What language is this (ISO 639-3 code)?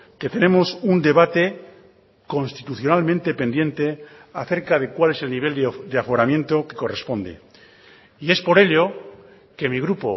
spa